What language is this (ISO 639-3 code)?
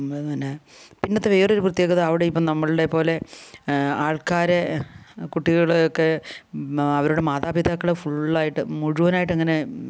mal